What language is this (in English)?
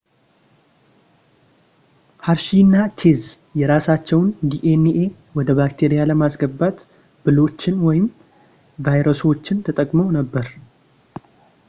Amharic